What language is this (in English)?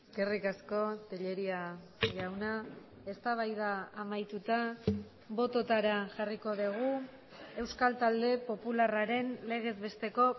Basque